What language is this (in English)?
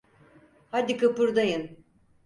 Turkish